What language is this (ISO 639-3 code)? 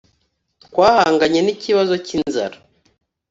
kin